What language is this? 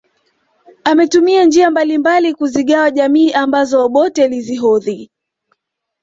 Swahili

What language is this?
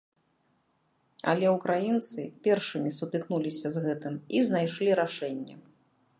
Belarusian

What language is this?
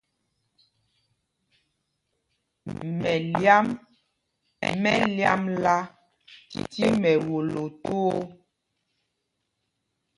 Mpumpong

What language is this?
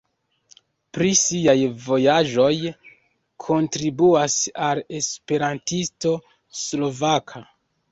Esperanto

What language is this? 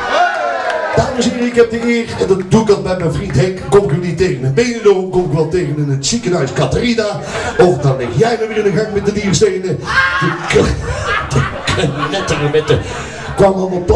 Dutch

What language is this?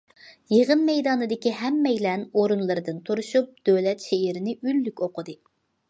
Uyghur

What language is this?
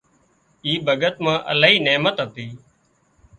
Wadiyara Koli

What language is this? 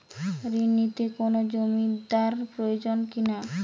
Bangla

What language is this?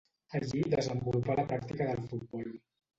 Catalan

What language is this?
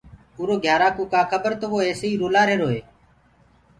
Gurgula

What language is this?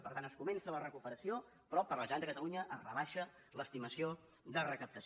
Catalan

